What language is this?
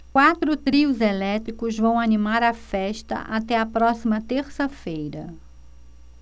Portuguese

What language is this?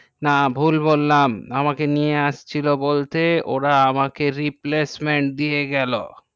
Bangla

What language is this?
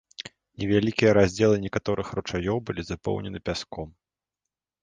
Belarusian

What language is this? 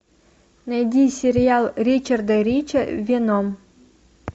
Russian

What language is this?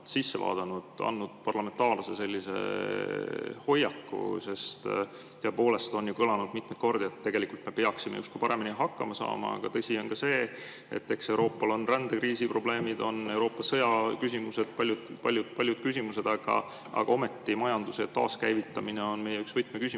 Estonian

